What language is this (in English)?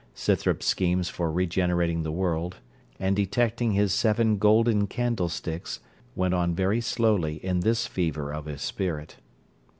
English